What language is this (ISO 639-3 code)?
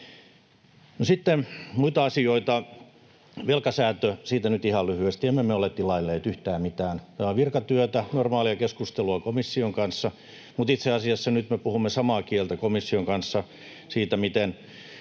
fin